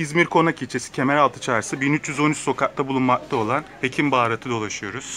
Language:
Turkish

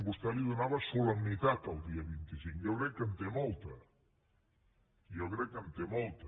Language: Catalan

